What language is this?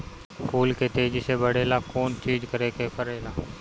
Bhojpuri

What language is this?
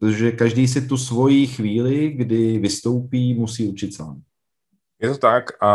Czech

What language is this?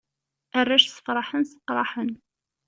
Kabyle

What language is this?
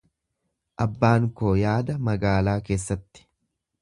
Oromo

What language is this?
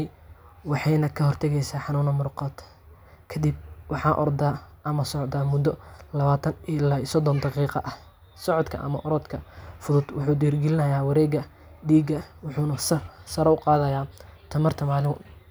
Somali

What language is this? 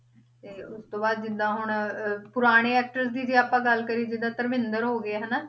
Punjabi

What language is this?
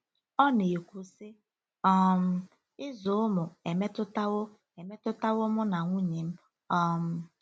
Igbo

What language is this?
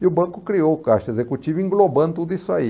Portuguese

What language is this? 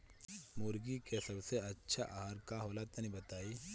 Bhojpuri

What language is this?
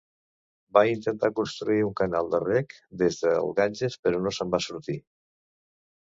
Catalan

